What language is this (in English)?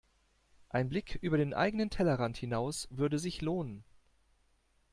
German